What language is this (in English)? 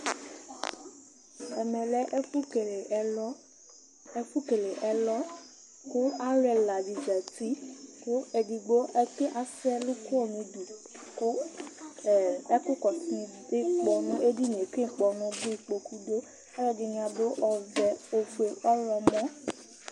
Ikposo